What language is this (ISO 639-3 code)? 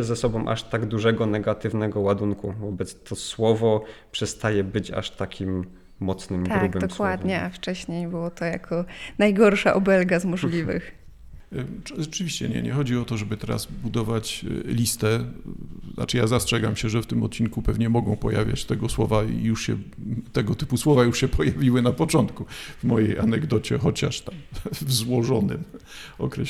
pol